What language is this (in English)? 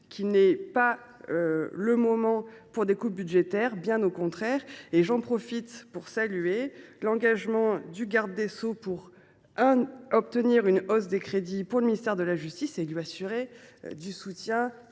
French